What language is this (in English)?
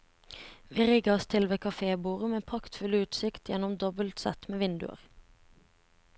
Norwegian